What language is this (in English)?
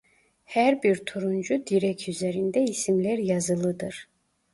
Turkish